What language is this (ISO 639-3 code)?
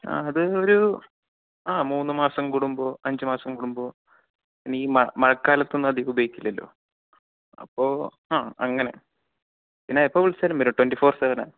mal